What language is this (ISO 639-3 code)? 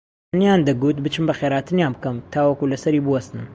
ckb